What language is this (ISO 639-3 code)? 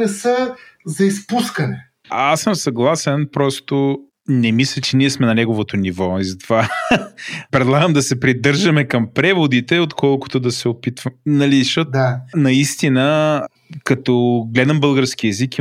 bul